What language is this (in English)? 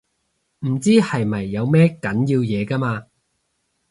Cantonese